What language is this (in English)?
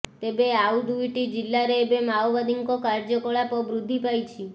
Odia